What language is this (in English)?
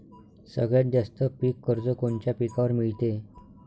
Marathi